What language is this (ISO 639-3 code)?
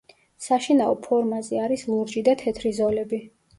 kat